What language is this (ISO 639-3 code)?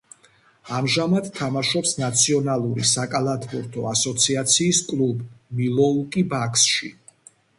kat